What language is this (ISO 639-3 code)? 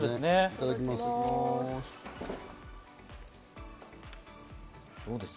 jpn